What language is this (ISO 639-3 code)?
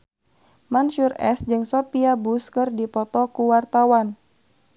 sun